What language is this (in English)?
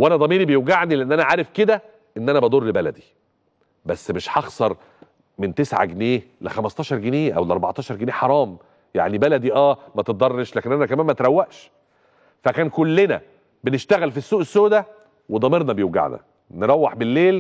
Arabic